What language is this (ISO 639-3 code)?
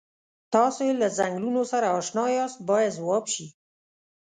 pus